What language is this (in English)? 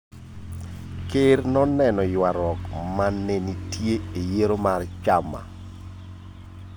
Luo (Kenya and Tanzania)